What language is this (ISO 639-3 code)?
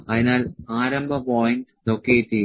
mal